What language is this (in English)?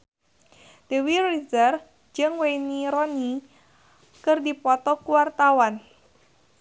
Sundanese